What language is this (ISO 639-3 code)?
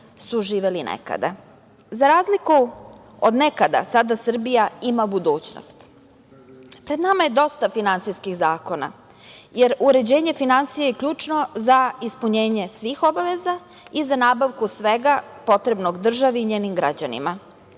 srp